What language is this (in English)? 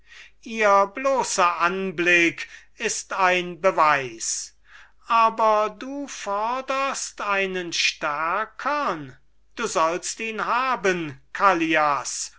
German